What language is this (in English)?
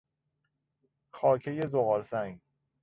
Persian